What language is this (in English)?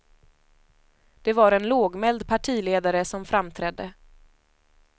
Swedish